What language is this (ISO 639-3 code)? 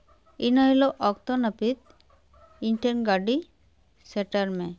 sat